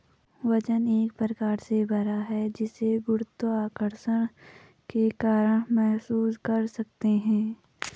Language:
Hindi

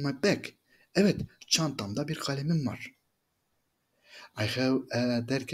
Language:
Turkish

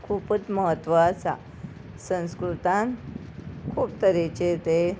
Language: Konkani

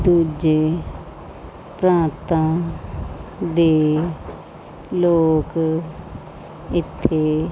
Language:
Punjabi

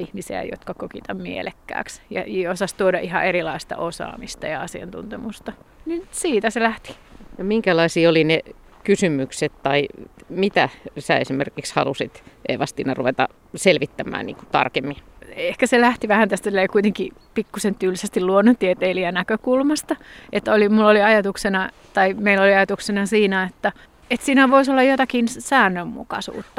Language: Finnish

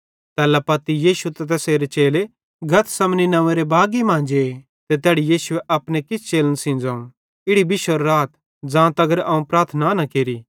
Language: Bhadrawahi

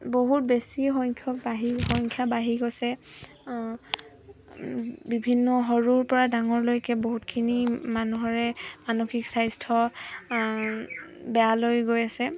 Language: Assamese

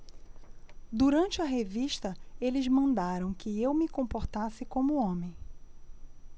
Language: Portuguese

